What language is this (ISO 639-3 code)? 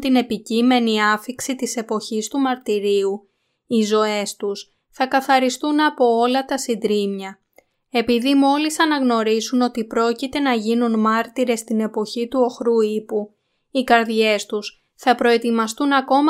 ell